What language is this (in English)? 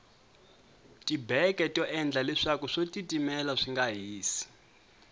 Tsonga